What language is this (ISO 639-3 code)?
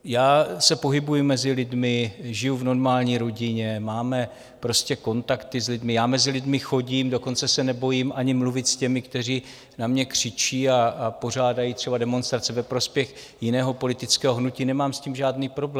ces